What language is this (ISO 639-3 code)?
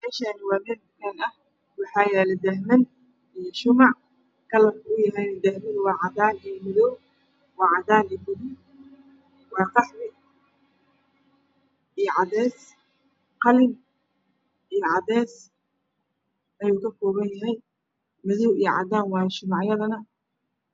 som